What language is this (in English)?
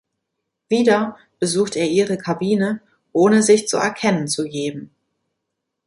German